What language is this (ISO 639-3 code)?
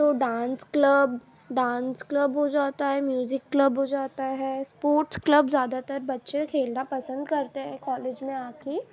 urd